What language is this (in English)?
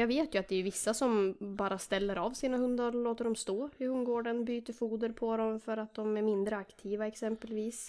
Swedish